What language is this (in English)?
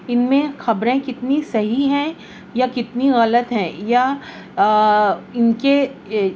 Urdu